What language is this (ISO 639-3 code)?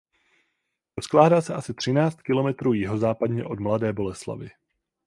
ces